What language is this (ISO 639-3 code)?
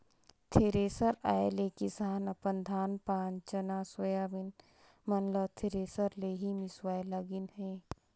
hne